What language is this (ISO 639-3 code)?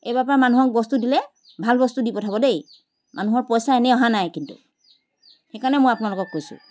asm